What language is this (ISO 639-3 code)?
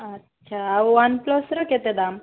ori